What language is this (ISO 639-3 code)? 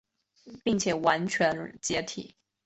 zho